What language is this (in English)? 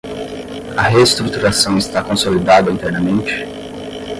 Portuguese